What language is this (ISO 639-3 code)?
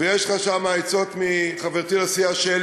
heb